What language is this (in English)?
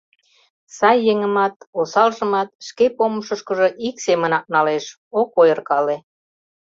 Mari